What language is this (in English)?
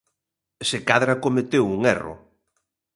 Galician